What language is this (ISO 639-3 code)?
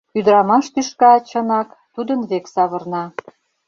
chm